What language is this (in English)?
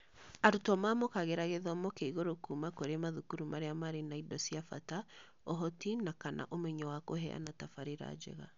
Kikuyu